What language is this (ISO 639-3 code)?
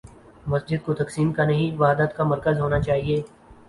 urd